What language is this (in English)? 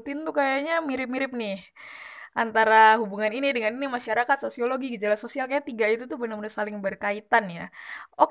Indonesian